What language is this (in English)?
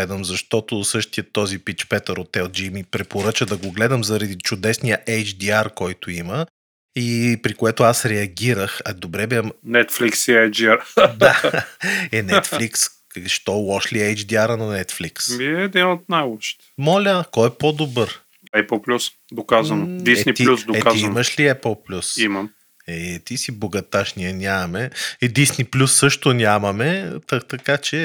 Bulgarian